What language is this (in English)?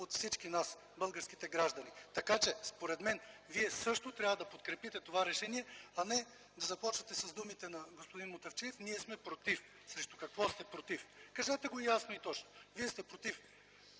Bulgarian